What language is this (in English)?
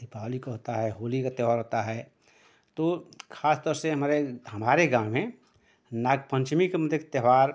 Hindi